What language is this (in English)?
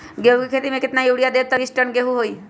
Magahi